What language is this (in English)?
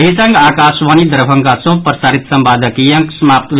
Maithili